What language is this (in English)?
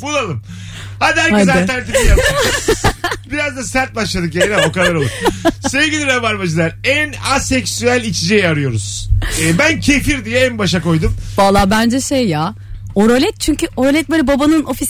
Turkish